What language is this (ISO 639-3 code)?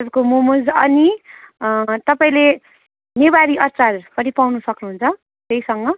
nep